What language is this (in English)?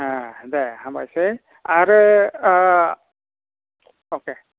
Bodo